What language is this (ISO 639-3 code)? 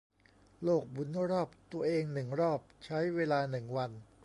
tha